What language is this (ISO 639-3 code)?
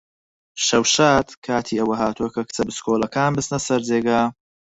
ckb